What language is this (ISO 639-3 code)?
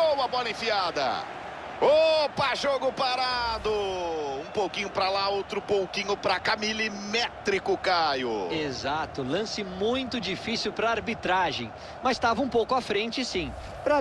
por